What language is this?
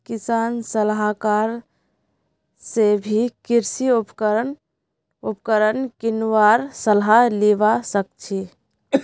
Magahi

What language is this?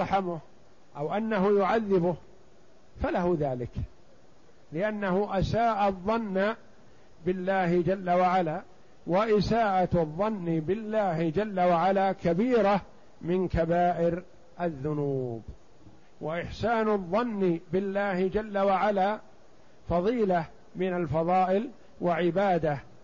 Arabic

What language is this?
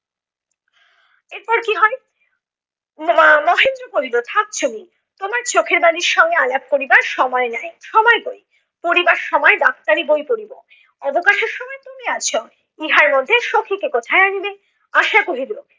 Bangla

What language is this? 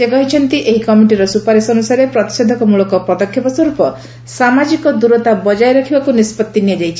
Odia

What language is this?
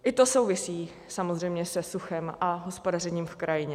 Czech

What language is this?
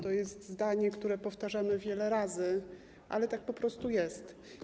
Polish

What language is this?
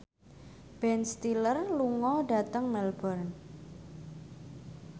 Javanese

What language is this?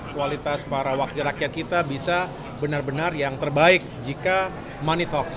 Indonesian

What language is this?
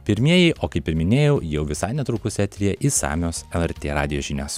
Lithuanian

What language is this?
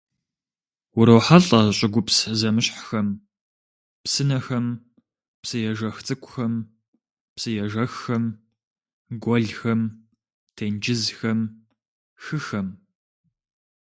Kabardian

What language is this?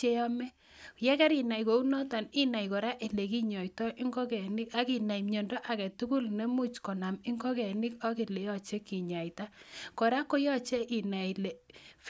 Kalenjin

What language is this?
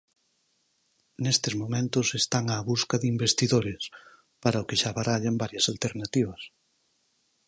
Galician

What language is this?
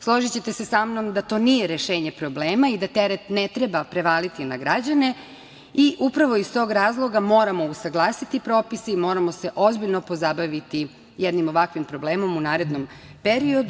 Serbian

